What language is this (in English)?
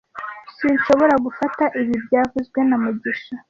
Kinyarwanda